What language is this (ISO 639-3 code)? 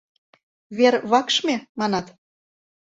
chm